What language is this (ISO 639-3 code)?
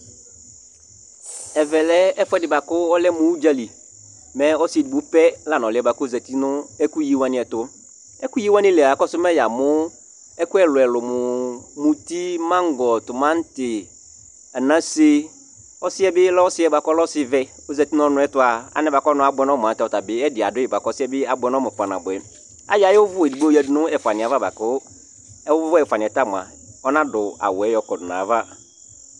kpo